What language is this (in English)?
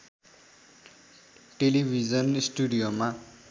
Nepali